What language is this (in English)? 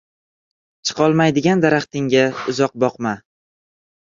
Uzbek